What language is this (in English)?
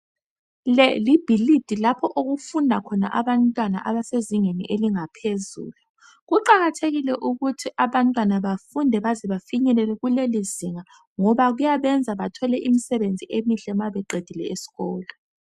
North Ndebele